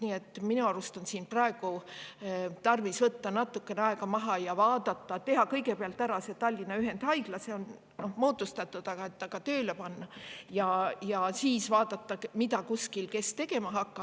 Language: Estonian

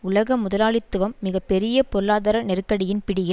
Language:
Tamil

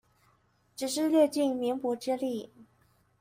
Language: Chinese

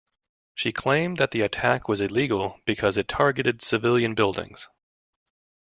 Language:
English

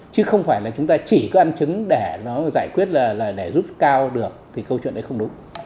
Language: Vietnamese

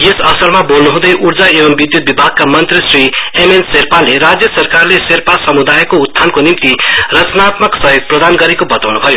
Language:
Nepali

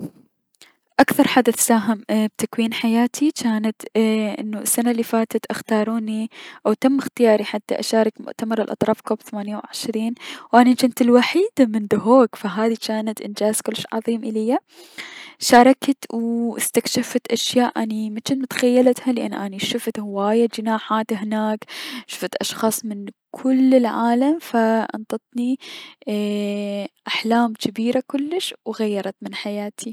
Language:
Mesopotamian Arabic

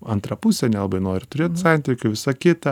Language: Lithuanian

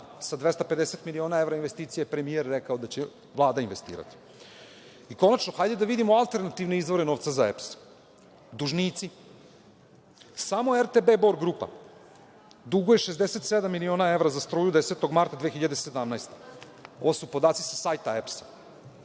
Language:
Serbian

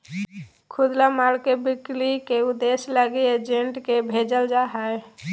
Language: Magahi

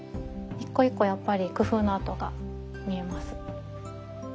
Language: Japanese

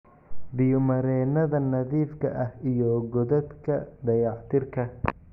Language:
Somali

